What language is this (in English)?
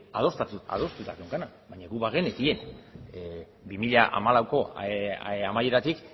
Basque